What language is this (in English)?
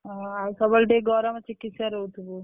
Odia